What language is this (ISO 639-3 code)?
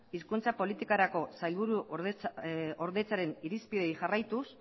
eus